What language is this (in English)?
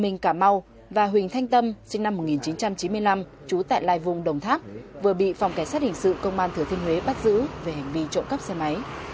Vietnamese